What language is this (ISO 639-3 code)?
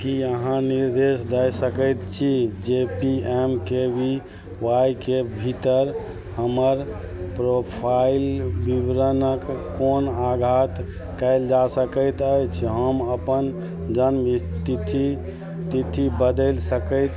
mai